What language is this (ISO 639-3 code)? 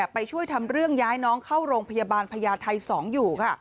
tha